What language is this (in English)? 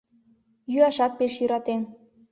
Mari